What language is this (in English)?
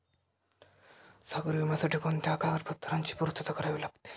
Marathi